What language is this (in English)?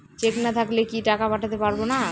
Bangla